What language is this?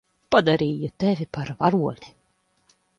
Latvian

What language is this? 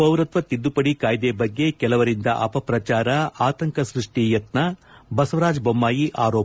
Kannada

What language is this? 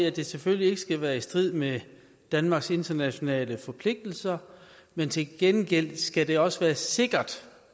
Danish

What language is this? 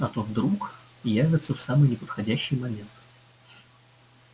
Russian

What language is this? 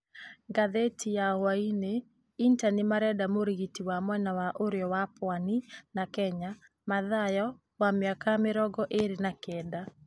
Kikuyu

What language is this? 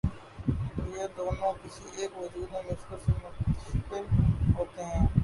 Urdu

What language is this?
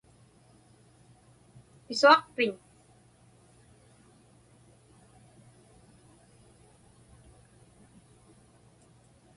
Inupiaq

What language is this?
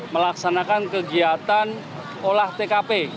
Indonesian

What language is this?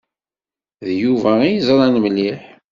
Kabyle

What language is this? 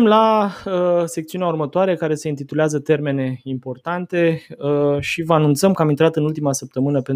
Romanian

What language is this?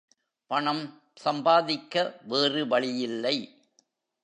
Tamil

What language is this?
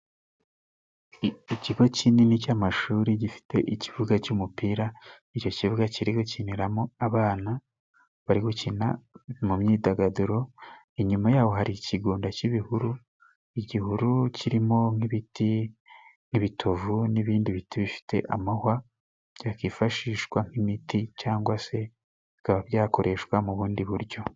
Kinyarwanda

